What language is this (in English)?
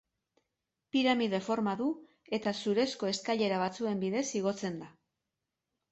Basque